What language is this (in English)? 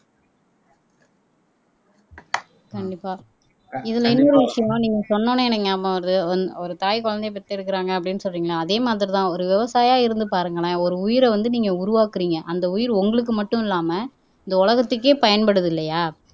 Tamil